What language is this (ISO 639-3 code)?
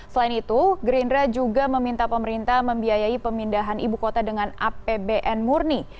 ind